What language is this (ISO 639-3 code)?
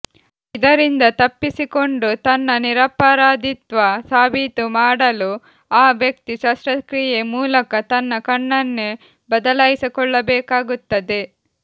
kan